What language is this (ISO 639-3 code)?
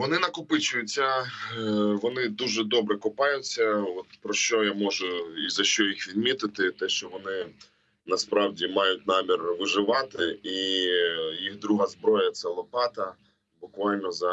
ukr